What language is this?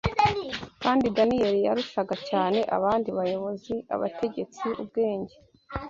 Kinyarwanda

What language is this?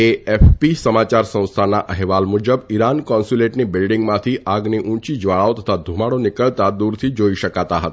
Gujarati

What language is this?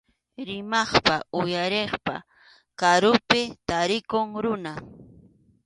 Arequipa-La Unión Quechua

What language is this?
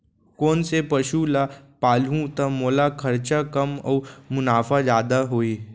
Chhattisgarhi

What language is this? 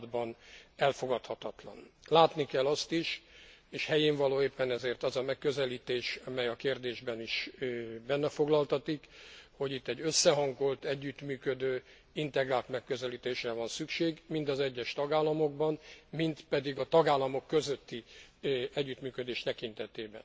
Hungarian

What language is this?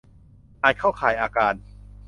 Thai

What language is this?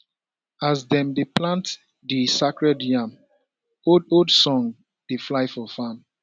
Nigerian Pidgin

